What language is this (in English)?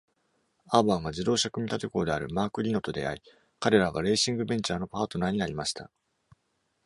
Japanese